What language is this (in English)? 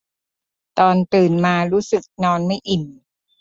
Thai